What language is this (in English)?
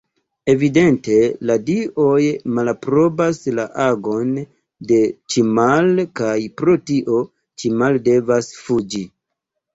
Esperanto